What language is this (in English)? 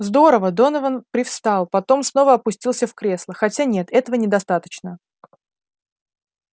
Russian